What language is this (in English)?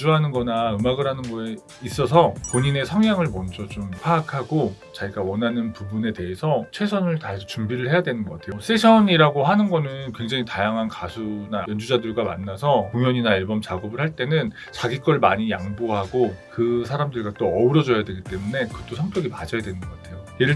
Korean